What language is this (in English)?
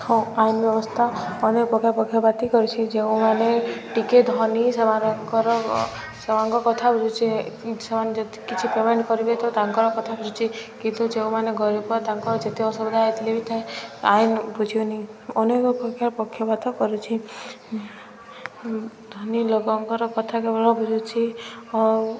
Odia